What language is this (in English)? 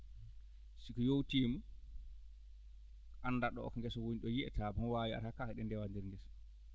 Fula